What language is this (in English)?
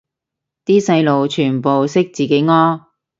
Cantonese